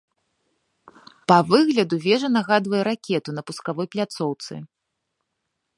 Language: Belarusian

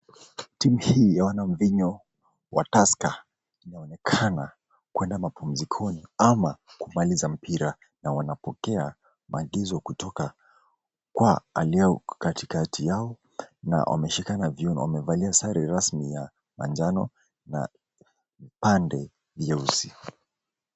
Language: Swahili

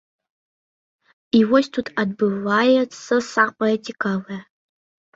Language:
Belarusian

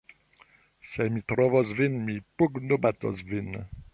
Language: Esperanto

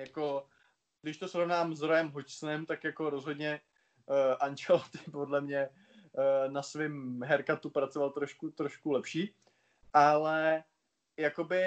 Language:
Czech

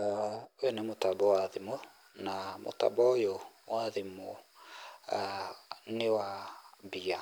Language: Kikuyu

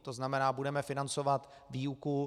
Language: Czech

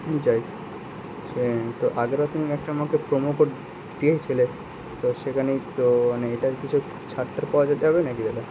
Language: Bangla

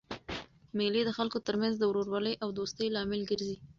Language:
Pashto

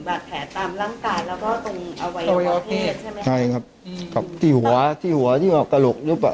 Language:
Thai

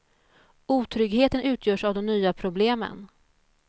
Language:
Swedish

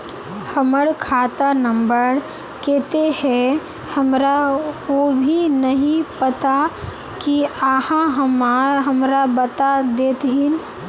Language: Magahi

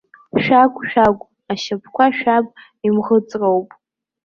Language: Abkhazian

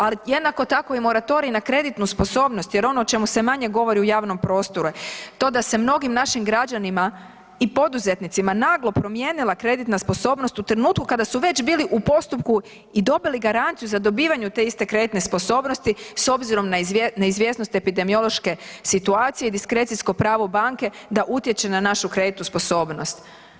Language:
Croatian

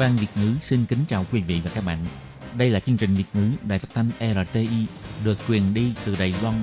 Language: Vietnamese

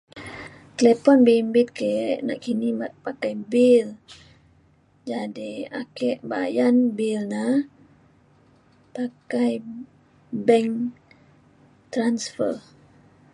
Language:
Mainstream Kenyah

